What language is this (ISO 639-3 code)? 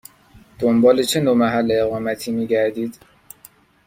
fas